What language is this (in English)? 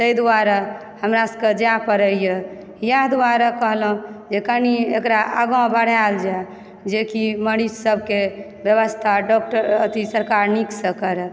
Maithili